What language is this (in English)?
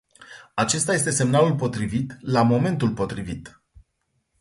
Romanian